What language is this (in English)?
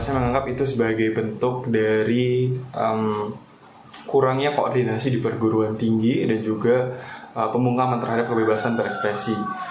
Indonesian